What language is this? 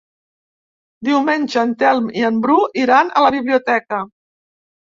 Catalan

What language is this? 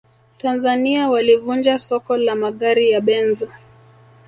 Swahili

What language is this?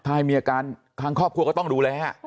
Thai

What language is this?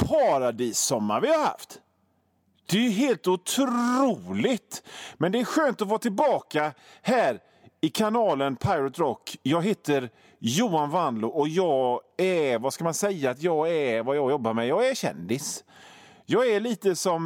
Swedish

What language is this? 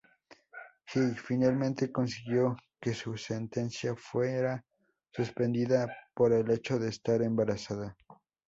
Spanish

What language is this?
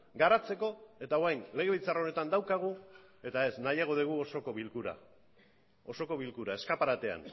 Basque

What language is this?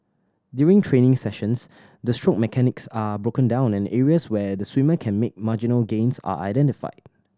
English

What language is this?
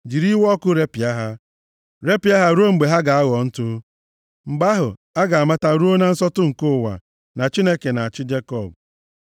Igbo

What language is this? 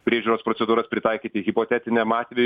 Lithuanian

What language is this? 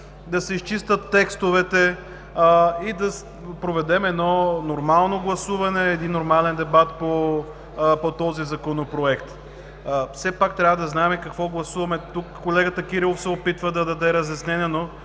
Bulgarian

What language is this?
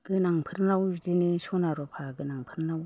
Bodo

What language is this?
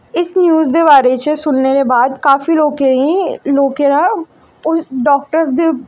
Dogri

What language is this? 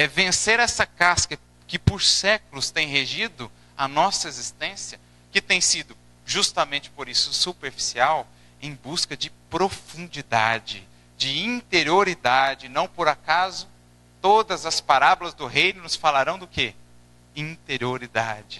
Portuguese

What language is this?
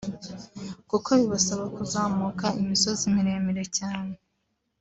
Kinyarwanda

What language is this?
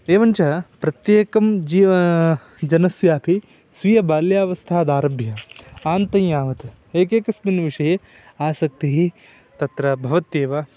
Sanskrit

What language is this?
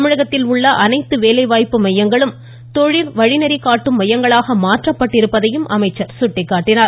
Tamil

